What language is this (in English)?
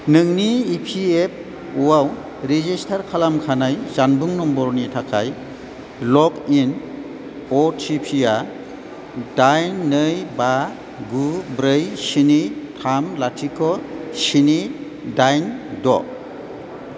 Bodo